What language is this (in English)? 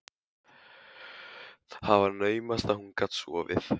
Icelandic